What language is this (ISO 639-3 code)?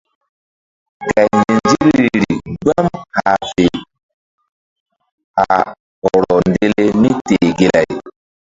mdd